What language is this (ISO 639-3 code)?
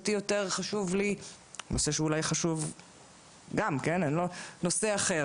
heb